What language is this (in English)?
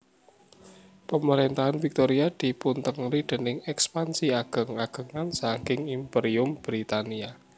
Javanese